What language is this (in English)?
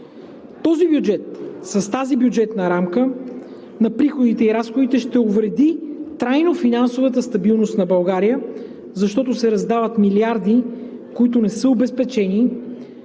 Bulgarian